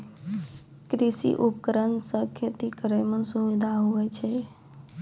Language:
Maithili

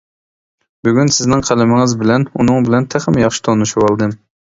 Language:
Uyghur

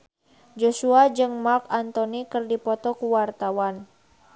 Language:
Sundanese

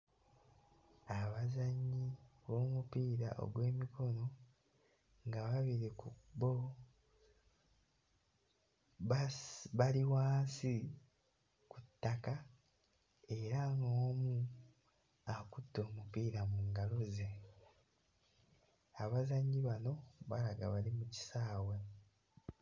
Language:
Ganda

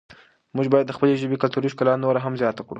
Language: Pashto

